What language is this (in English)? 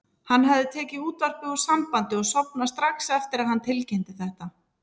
Icelandic